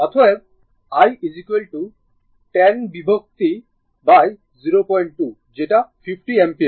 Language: Bangla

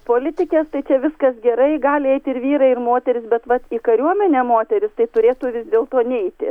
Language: Lithuanian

